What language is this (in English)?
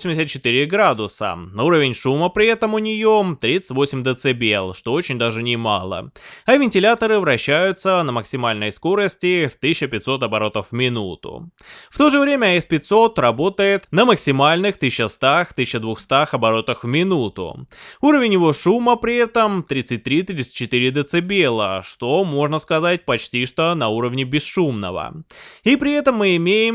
Russian